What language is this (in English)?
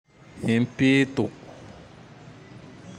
Tandroy-Mahafaly Malagasy